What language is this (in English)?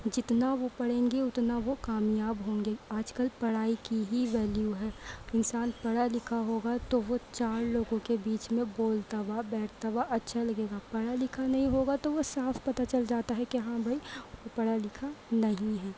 Urdu